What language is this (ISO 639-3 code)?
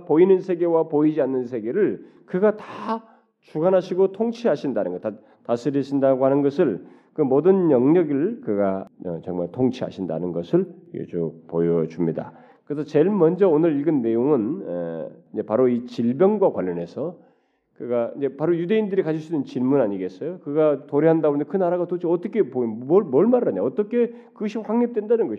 kor